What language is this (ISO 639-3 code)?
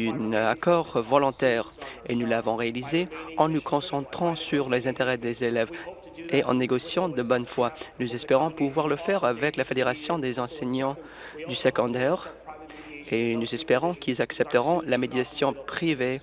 fra